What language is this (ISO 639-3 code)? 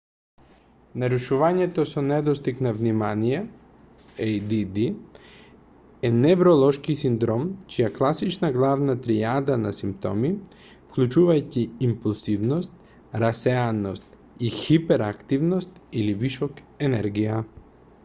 mkd